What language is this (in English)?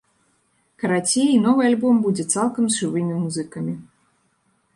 Belarusian